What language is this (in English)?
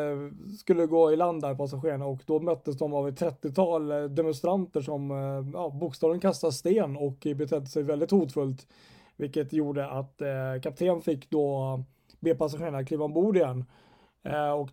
Swedish